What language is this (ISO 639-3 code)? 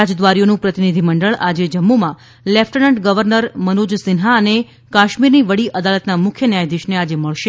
guj